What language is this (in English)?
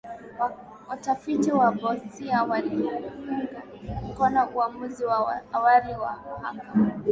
Swahili